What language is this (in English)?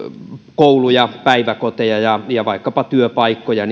Finnish